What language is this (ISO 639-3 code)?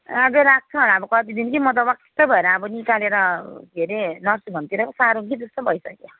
nep